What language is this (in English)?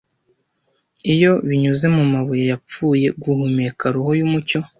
Kinyarwanda